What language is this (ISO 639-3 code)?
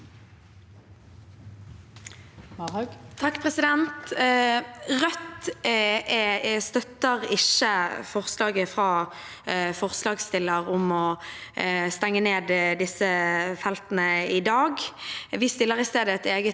nor